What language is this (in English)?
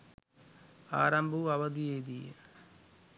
Sinhala